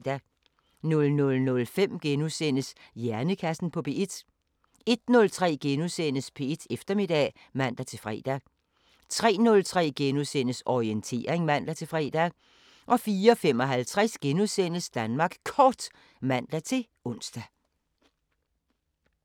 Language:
Danish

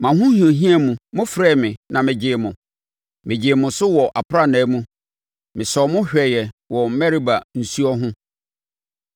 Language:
Akan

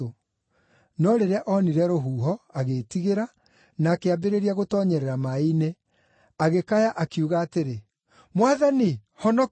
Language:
Kikuyu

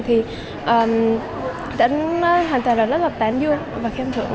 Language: Vietnamese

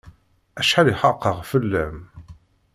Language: Kabyle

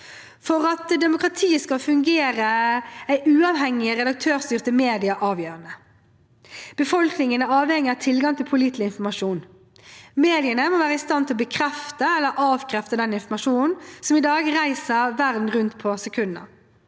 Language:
Norwegian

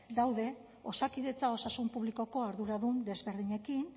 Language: Basque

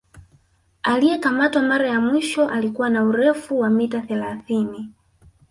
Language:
Swahili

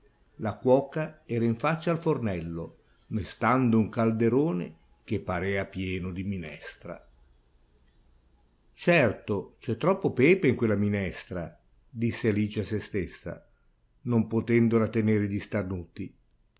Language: Italian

